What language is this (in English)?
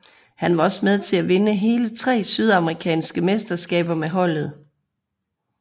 Danish